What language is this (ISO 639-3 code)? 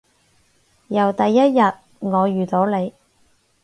yue